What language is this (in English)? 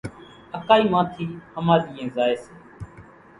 Kachi Koli